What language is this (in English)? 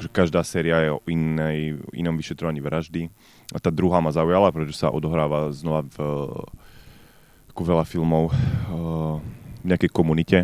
Slovak